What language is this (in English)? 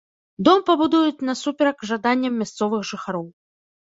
Belarusian